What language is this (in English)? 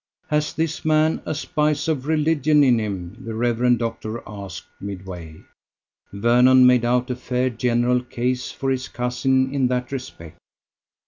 English